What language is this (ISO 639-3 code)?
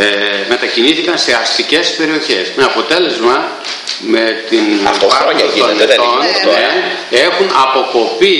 ell